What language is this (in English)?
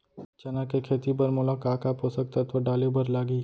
Chhattisgarhi